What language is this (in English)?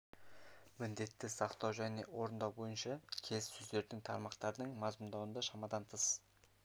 Kazakh